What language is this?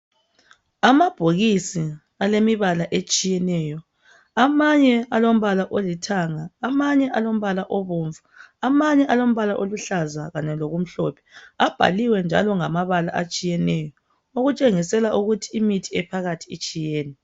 North Ndebele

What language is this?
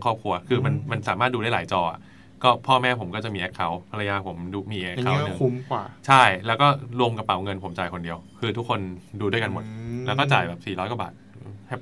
Thai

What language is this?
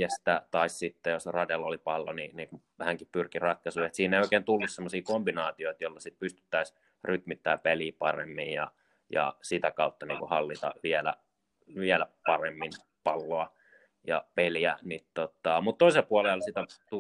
Finnish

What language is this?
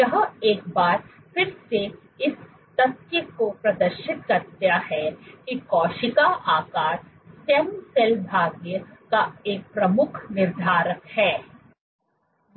Hindi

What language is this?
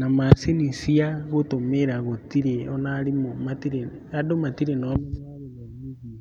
Kikuyu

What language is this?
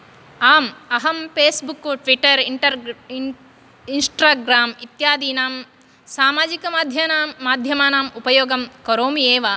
Sanskrit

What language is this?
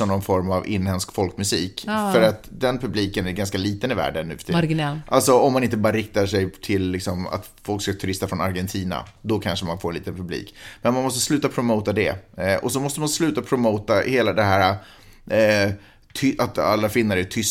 Swedish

